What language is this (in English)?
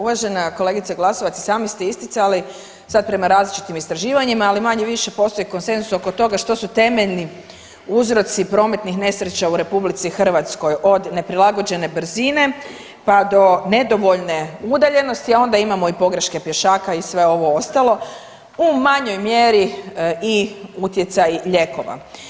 Croatian